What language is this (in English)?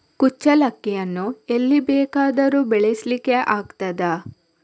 Kannada